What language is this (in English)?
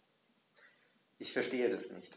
German